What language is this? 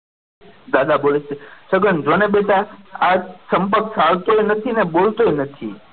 Gujarati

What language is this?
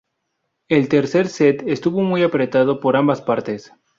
Spanish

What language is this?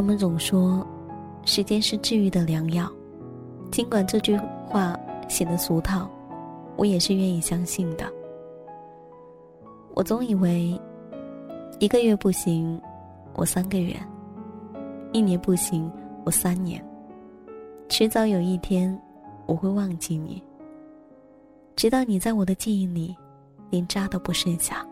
Chinese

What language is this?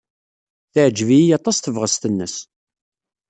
Kabyle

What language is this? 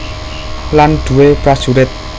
Javanese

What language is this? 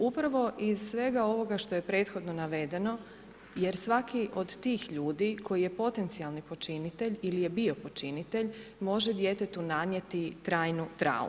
Croatian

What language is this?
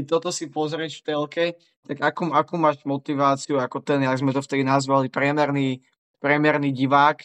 Slovak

